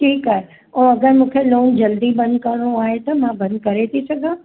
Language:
Sindhi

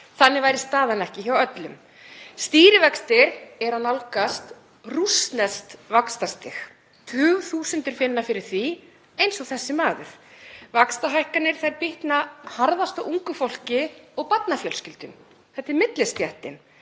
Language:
Icelandic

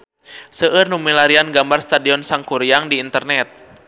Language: Sundanese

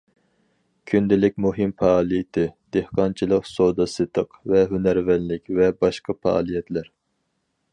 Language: Uyghur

